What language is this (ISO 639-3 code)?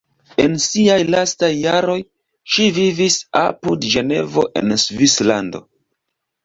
epo